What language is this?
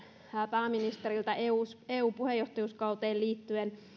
Finnish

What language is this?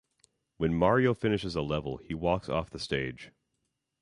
English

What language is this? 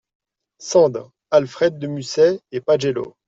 French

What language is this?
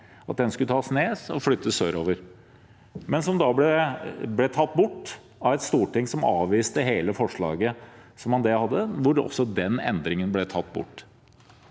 Norwegian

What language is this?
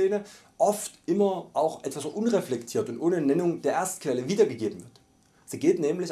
German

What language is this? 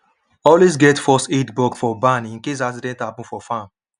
Nigerian Pidgin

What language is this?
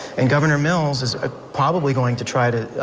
English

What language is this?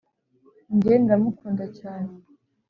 Kinyarwanda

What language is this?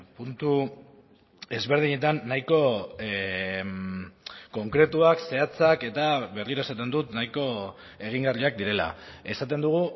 Basque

